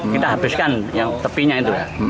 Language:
Indonesian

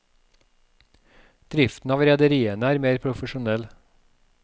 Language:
Norwegian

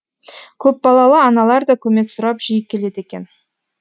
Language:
Kazakh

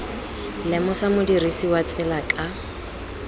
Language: Tswana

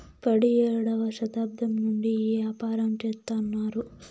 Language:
Telugu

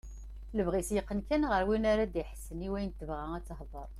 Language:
Kabyle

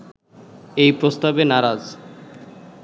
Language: Bangla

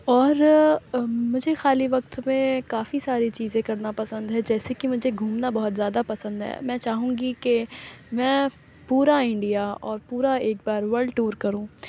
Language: Urdu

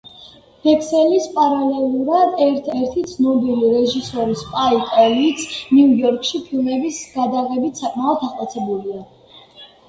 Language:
Georgian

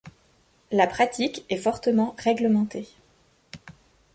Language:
French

